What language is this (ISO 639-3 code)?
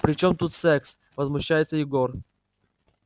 rus